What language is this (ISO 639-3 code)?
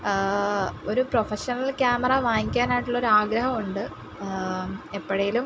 mal